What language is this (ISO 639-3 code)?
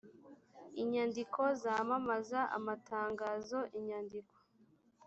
kin